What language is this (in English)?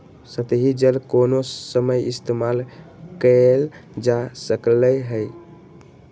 Magahi